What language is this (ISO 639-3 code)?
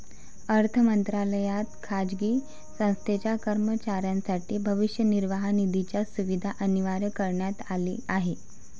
mar